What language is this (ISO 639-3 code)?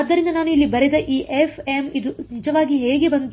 kan